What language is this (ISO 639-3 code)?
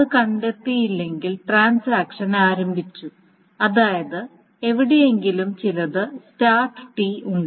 mal